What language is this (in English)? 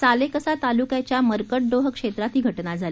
Marathi